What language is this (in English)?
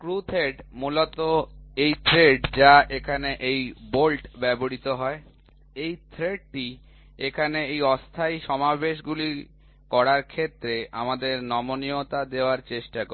Bangla